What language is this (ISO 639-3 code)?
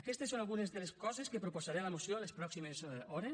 cat